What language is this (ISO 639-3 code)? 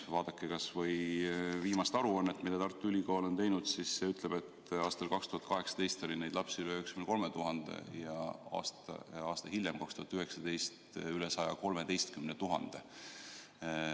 est